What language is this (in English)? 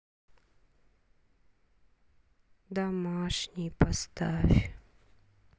Russian